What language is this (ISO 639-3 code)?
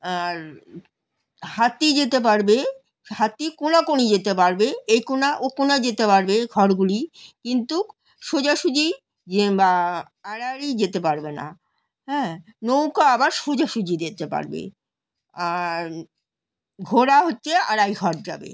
ben